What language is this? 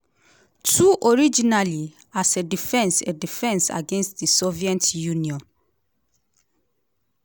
Nigerian Pidgin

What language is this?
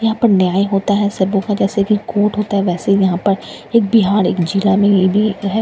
Hindi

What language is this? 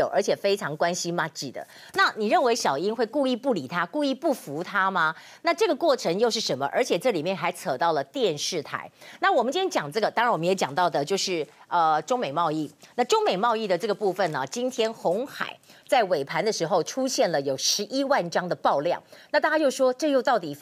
Chinese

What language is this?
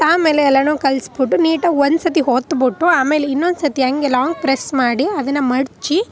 Kannada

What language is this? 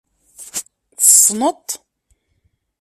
Kabyle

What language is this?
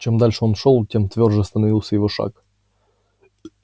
Russian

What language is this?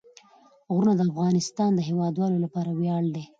Pashto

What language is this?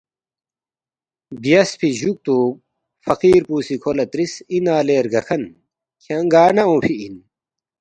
Balti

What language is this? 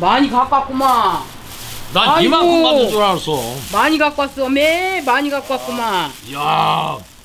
Korean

